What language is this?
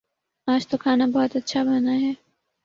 Urdu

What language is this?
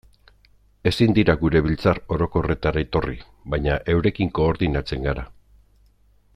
Basque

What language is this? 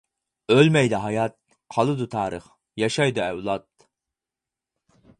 Uyghur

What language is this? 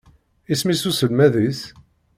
Kabyle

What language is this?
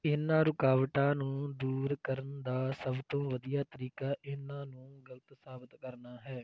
Punjabi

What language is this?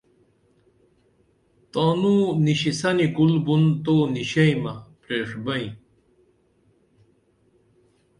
Dameli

